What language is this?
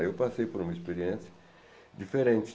Portuguese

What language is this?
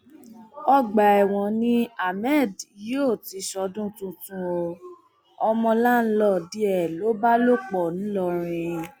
Yoruba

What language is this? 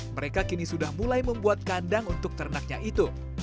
Indonesian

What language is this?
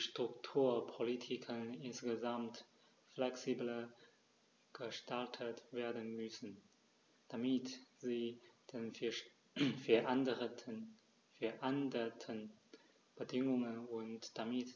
German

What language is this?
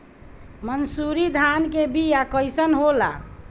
Bhojpuri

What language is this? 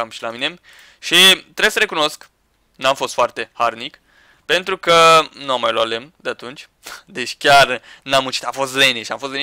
Romanian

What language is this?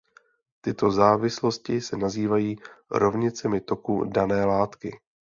Czech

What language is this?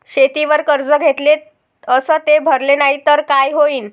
Marathi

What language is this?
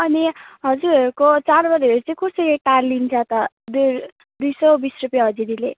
Nepali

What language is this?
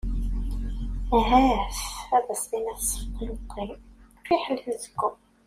Kabyle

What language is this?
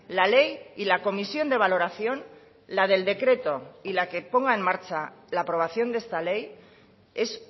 Spanish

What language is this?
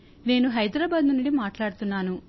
Telugu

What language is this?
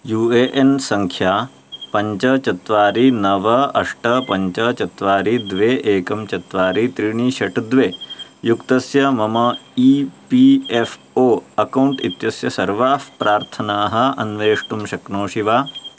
Sanskrit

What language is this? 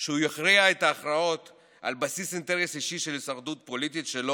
Hebrew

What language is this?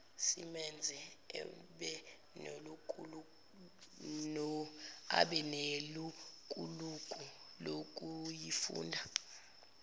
Zulu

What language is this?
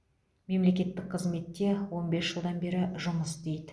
Kazakh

